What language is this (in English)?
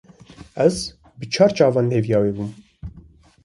Kurdish